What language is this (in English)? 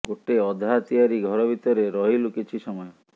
Odia